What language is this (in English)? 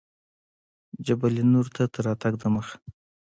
Pashto